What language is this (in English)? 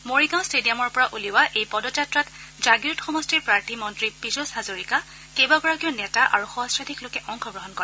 Assamese